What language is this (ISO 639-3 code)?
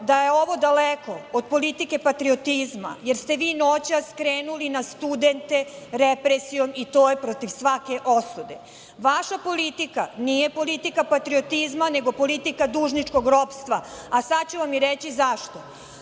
srp